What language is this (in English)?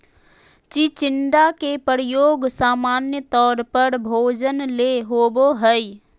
Magahi